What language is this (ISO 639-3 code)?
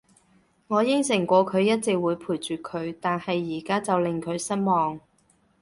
yue